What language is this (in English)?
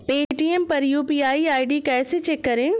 Hindi